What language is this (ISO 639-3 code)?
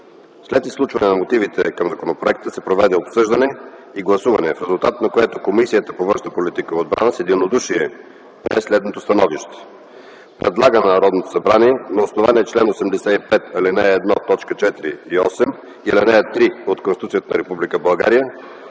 bul